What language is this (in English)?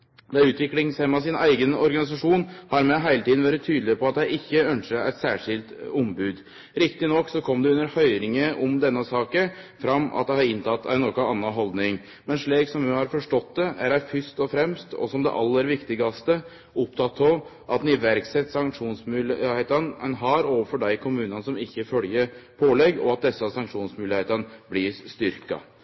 Norwegian Nynorsk